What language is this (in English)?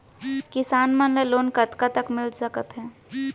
Chhattisgarhi